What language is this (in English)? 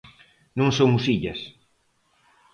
Galician